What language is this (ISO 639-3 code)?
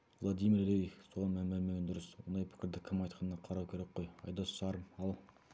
kaz